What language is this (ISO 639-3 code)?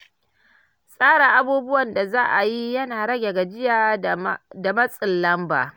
hau